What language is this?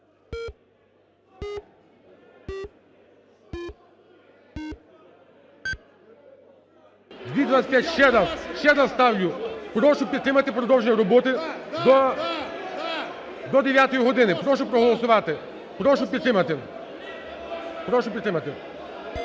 Ukrainian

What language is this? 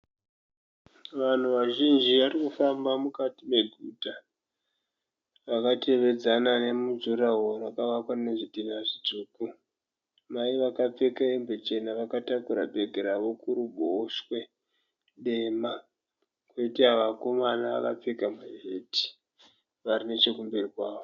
Shona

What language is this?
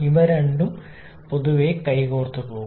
Malayalam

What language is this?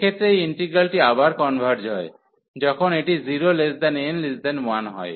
Bangla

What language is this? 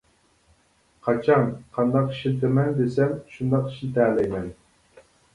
Uyghur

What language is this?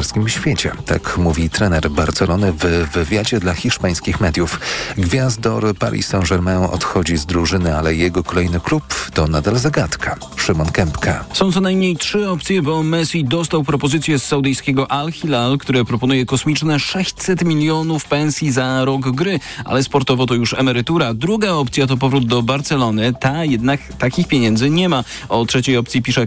Polish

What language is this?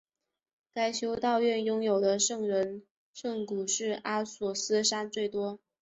Chinese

